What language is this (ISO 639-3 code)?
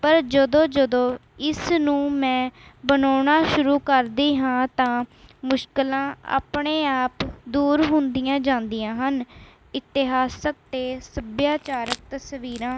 pan